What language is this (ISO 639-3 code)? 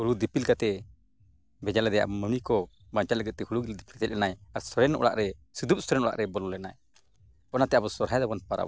sat